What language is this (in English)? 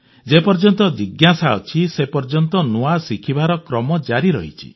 Odia